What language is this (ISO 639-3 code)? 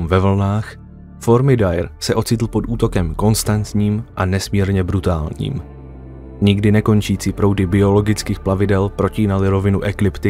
ces